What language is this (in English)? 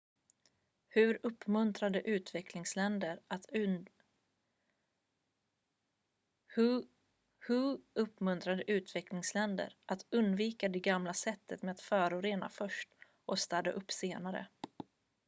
Swedish